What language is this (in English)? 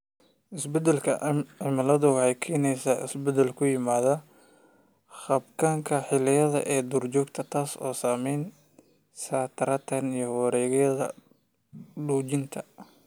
Somali